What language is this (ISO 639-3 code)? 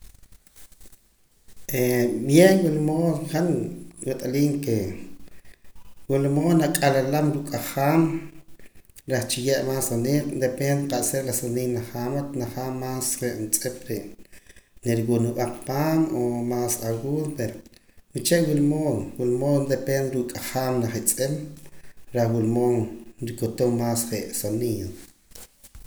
poc